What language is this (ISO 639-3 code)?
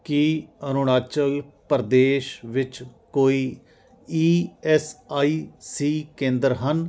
pan